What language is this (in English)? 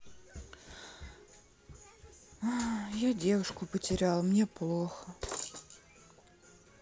Russian